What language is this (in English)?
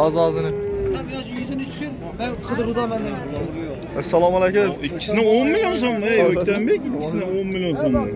Turkish